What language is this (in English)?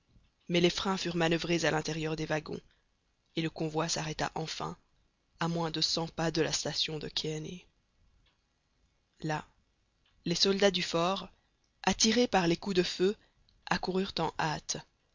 French